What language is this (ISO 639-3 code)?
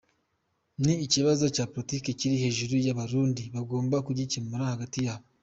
kin